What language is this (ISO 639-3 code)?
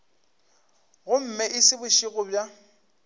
nso